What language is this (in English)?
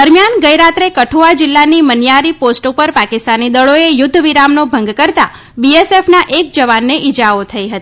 Gujarati